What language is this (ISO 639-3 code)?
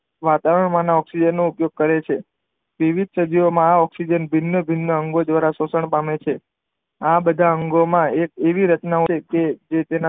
guj